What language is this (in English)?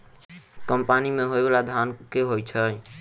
Maithili